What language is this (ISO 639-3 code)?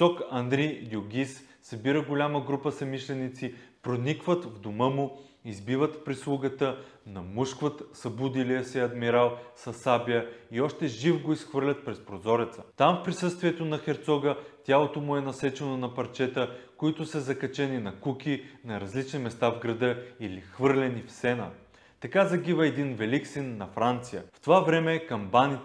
bul